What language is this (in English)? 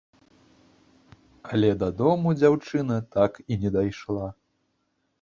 Belarusian